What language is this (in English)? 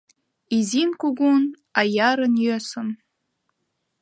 Mari